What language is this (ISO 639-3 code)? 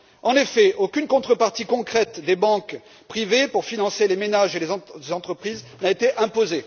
fra